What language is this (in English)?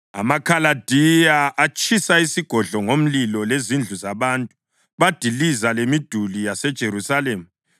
North Ndebele